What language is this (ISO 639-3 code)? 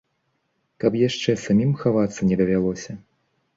bel